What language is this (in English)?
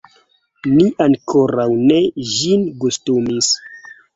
Esperanto